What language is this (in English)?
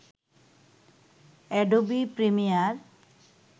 Bangla